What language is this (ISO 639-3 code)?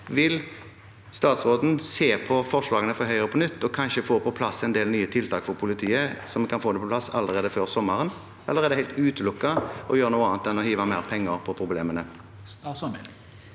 nor